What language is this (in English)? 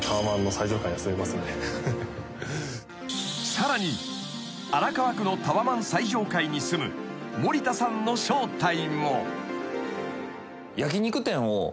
Japanese